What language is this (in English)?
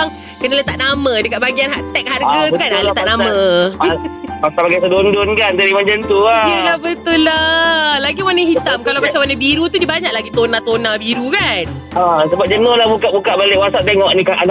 Malay